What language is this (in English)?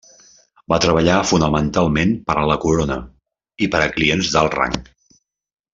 Catalan